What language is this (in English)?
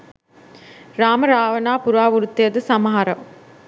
Sinhala